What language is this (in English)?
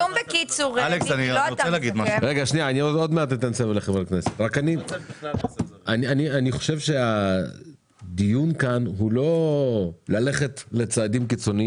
Hebrew